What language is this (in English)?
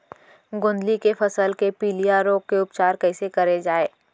Chhattisgarhi